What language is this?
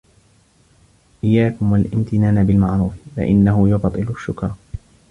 Arabic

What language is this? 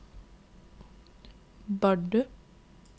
Norwegian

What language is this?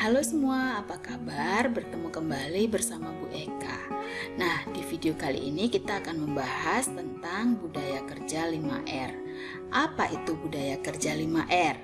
Indonesian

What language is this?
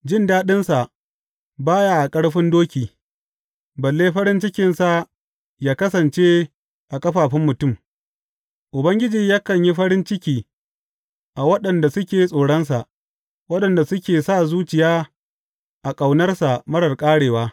Hausa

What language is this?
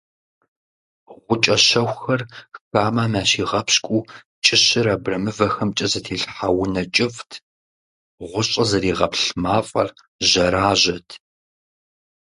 Kabardian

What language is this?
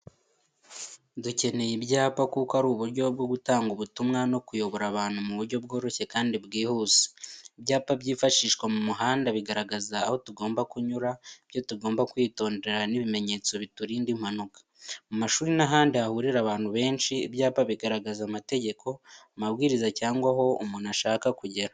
Kinyarwanda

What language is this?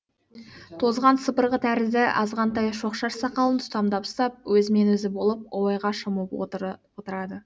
Kazakh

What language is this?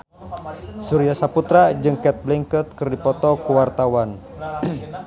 Sundanese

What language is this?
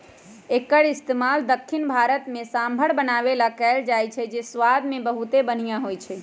Magahi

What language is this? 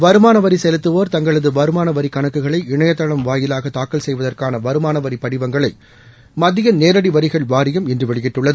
Tamil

